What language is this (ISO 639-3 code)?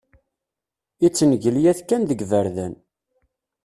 kab